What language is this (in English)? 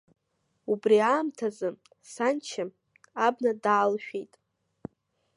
Abkhazian